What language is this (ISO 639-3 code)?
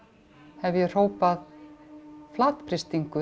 isl